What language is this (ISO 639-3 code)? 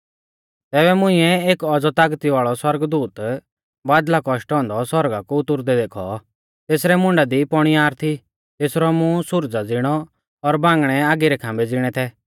bfz